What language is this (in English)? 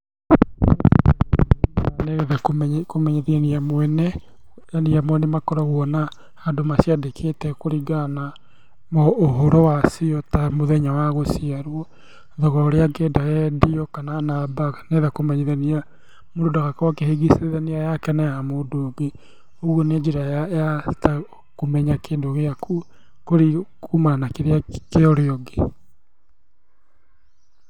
Kikuyu